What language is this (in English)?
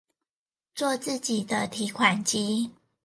Chinese